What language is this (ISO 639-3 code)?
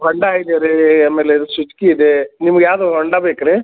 kan